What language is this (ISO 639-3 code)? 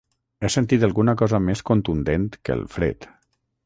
cat